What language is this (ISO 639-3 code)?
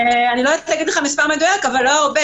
heb